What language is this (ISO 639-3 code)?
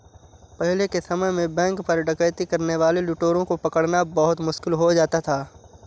hin